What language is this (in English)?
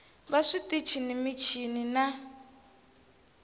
Tsonga